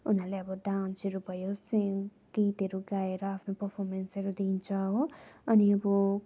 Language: Nepali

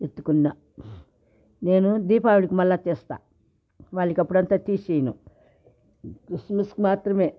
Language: Telugu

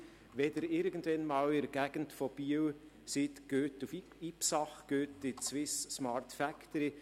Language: Swiss German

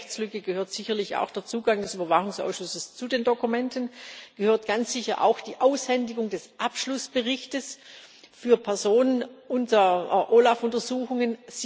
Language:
German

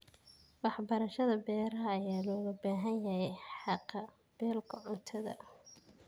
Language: Somali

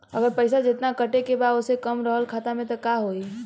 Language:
Bhojpuri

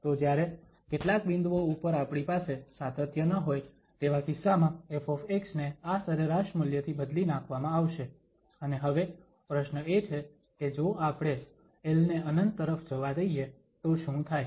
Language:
Gujarati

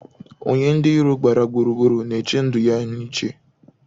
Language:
Igbo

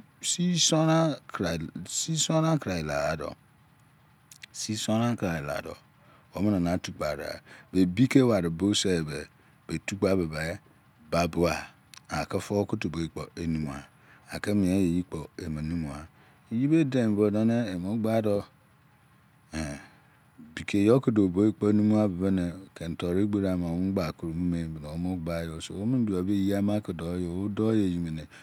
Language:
Izon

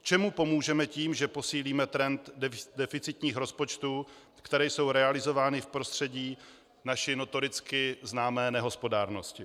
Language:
Czech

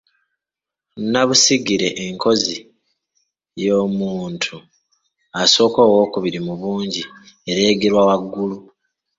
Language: Ganda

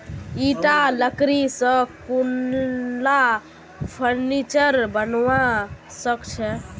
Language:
Magahi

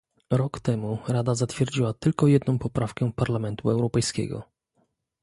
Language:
Polish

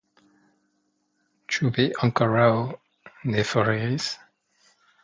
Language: Esperanto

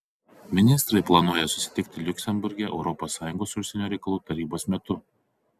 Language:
Lithuanian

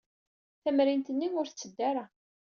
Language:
Kabyle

